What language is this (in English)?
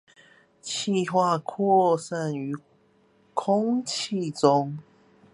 Chinese